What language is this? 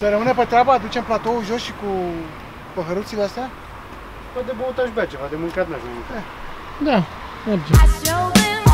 Romanian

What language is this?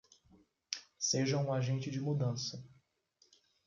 Portuguese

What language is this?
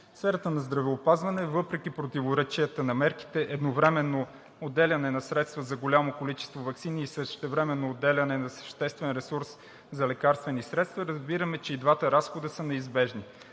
Bulgarian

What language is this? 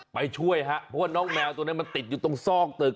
Thai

